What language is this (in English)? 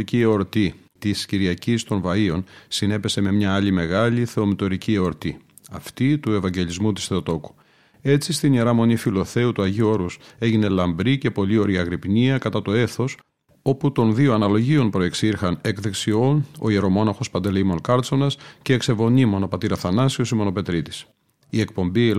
Greek